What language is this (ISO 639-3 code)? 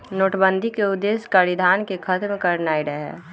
mag